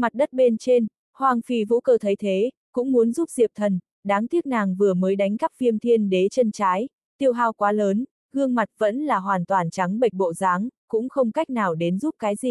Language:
Vietnamese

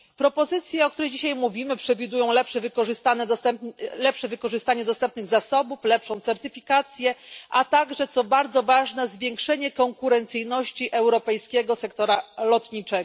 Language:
Polish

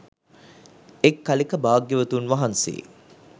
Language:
Sinhala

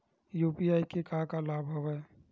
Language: Chhattisgarhi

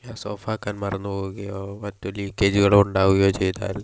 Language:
Malayalam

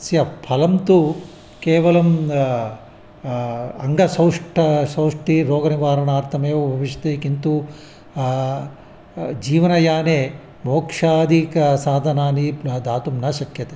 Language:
Sanskrit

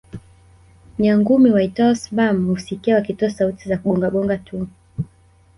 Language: Swahili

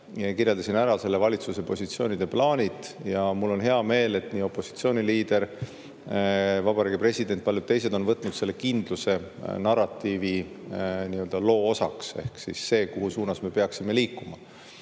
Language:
Estonian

